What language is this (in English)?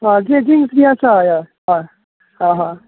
Konkani